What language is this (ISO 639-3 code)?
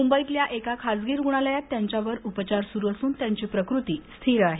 mar